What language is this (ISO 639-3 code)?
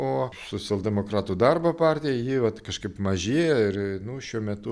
lit